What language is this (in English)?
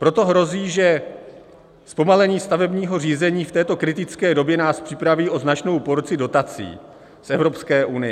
Czech